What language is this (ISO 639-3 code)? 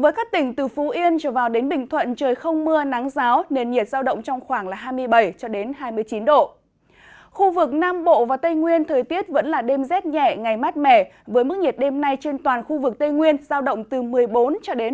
vie